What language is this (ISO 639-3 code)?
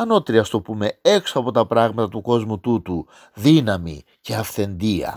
ell